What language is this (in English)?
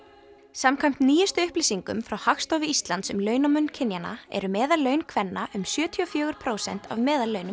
Icelandic